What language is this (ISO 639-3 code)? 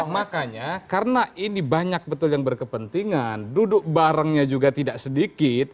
ind